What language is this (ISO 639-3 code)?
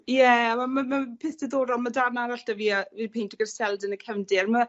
cym